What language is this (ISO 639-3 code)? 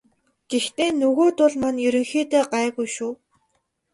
mon